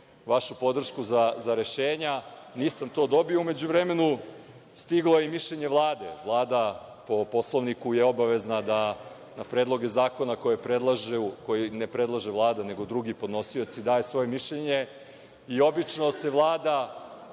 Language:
Serbian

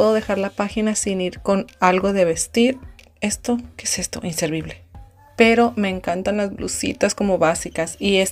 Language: Spanish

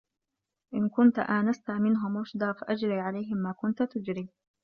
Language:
Arabic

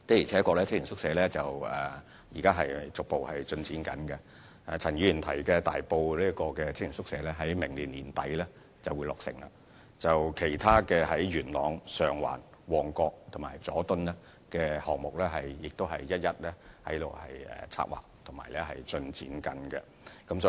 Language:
Cantonese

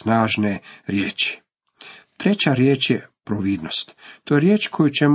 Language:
Croatian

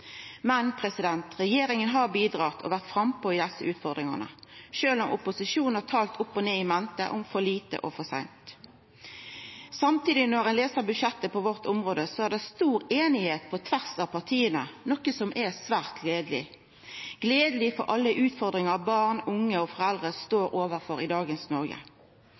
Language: Norwegian Nynorsk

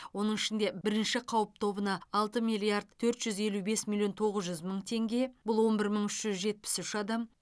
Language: Kazakh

